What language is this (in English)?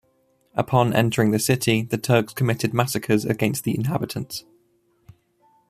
English